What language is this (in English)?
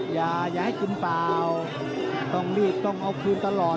Thai